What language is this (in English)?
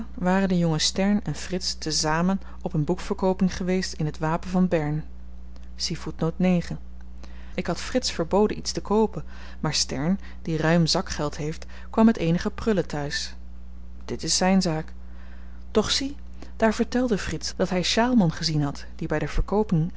Dutch